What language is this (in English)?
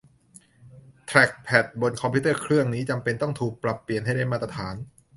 Thai